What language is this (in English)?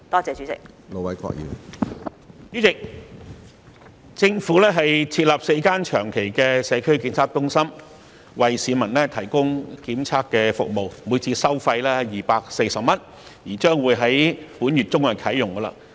Cantonese